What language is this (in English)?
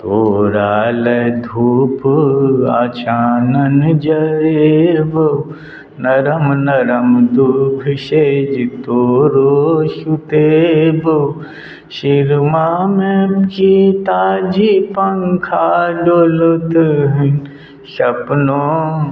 Maithili